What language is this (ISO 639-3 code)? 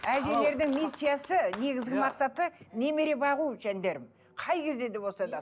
kaz